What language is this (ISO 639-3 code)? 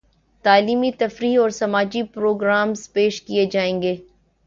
urd